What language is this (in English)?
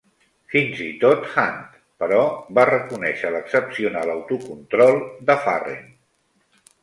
Catalan